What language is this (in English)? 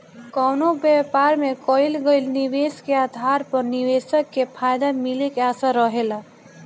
Bhojpuri